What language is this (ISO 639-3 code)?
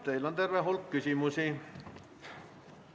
est